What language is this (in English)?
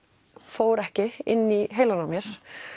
Icelandic